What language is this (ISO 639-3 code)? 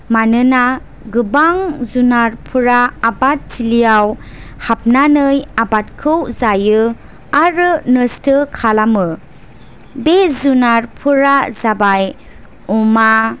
brx